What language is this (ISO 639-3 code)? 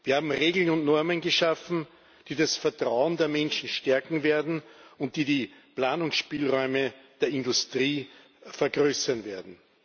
deu